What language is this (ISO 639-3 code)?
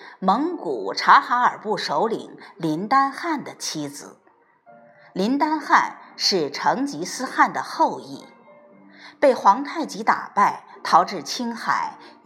zho